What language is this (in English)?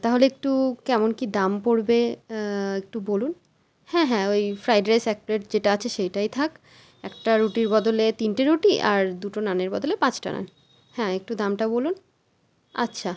Bangla